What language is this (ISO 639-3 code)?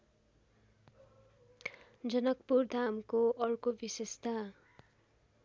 nep